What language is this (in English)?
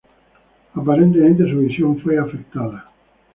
Spanish